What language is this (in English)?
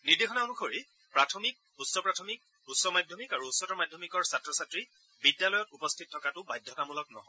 Assamese